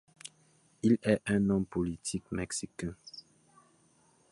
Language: French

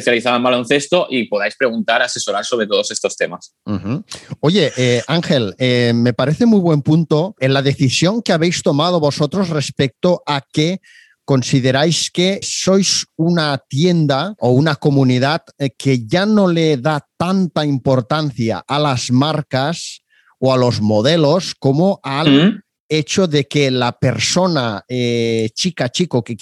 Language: Spanish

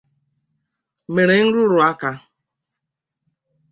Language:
Igbo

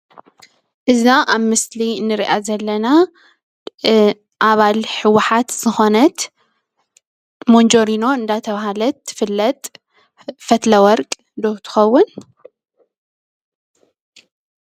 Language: Tigrinya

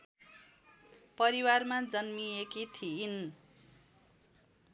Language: Nepali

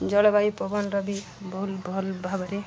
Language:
Odia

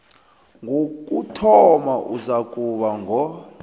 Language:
South Ndebele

